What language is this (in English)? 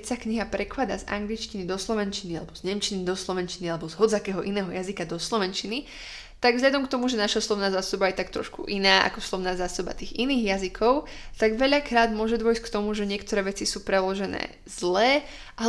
Slovak